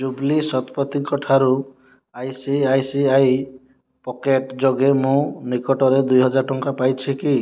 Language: Odia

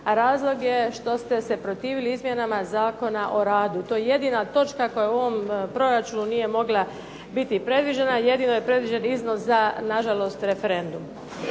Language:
Croatian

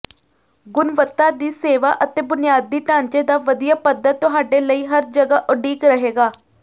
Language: Punjabi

